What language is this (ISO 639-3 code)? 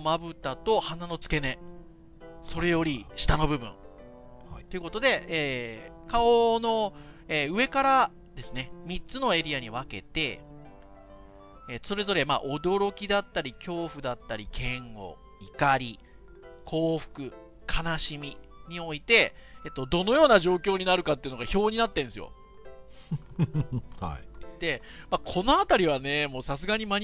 jpn